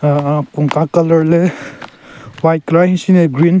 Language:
Southern Rengma Naga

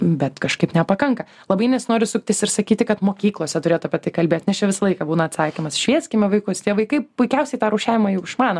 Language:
Lithuanian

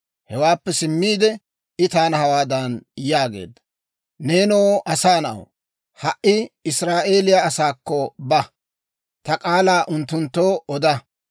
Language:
Dawro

